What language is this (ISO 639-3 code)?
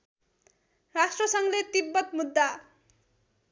nep